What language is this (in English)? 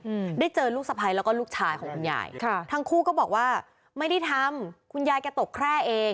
Thai